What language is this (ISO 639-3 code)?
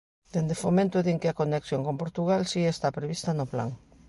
glg